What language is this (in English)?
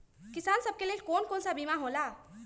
Magahi